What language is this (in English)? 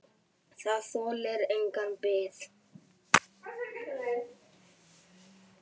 Icelandic